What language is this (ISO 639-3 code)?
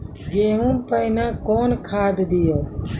mai